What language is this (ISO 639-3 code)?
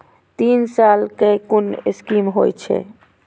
mai